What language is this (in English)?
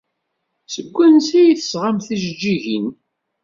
Kabyle